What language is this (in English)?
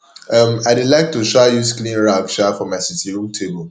Nigerian Pidgin